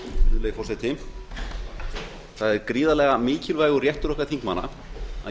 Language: Icelandic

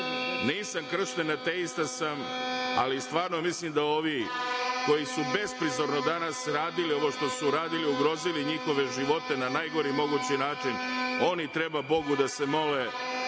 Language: Serbian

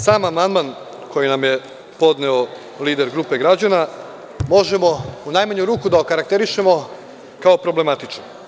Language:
Serbian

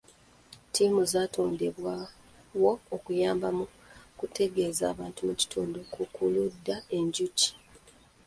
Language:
Ganda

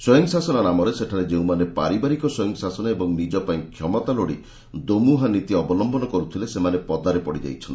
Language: Odia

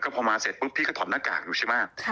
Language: Thai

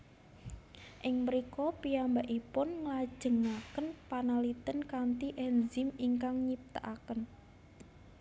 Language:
Javanese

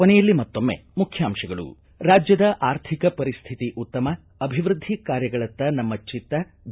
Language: Kannada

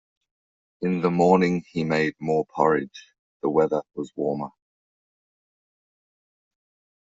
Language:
English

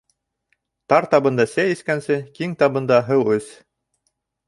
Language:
Bashkir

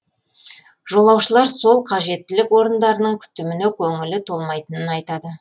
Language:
Kazakh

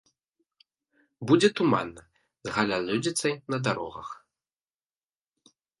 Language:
Belarusian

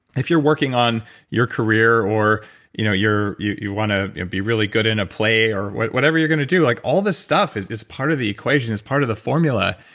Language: English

